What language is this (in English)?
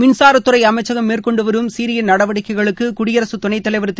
Tamil